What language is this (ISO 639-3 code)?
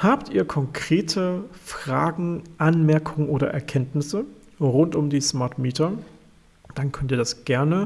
deu